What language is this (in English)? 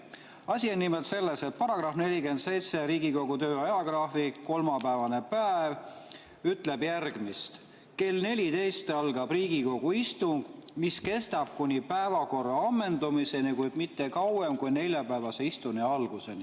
Estonian